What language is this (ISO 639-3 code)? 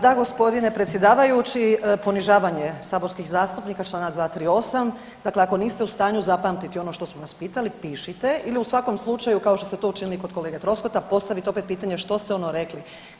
hrv